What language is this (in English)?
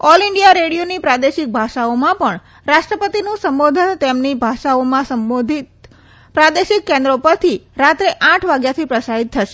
Gujarati